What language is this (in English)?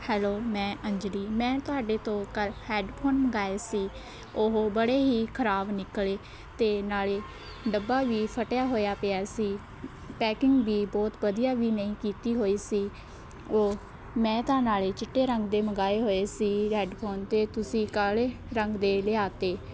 Punjabi